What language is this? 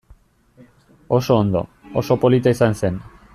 Basque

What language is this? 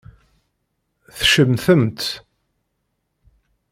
Kabyle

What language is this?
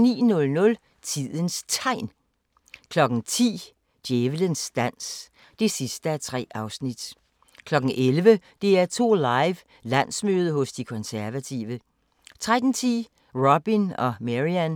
Danish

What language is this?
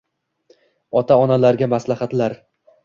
Uzbek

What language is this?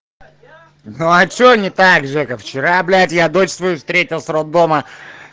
Russian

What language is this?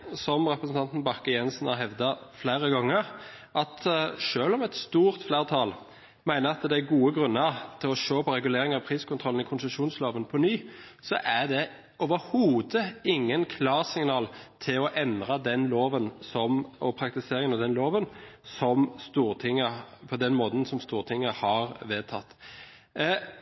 Norwegian Bokmål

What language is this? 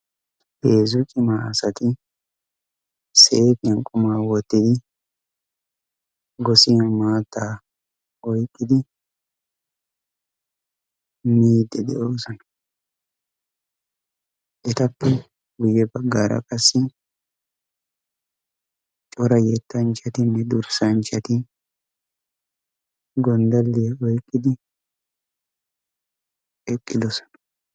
Wolaytta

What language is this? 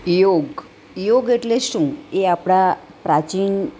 Gujarati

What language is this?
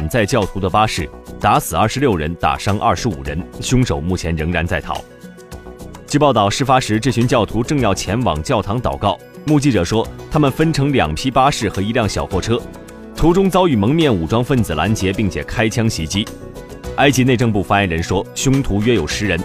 Chinese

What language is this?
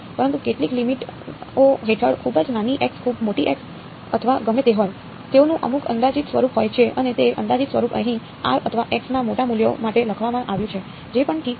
Gujarati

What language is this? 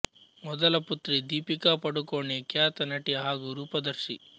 Kannada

